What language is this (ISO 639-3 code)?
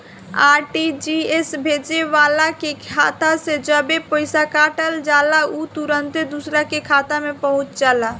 bho